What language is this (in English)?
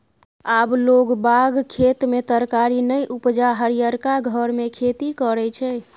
Maithili